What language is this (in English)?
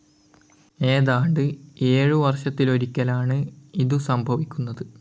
Malayalam